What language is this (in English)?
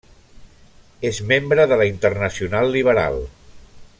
Catalan